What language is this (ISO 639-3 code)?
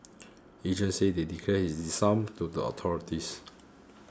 eng